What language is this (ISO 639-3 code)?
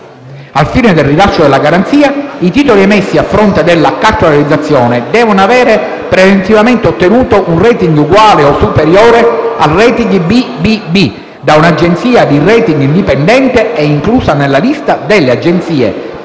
ita